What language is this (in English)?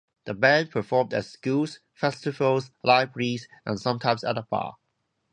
English